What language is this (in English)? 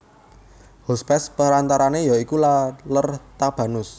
Javanese